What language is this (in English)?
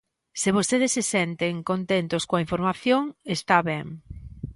Galician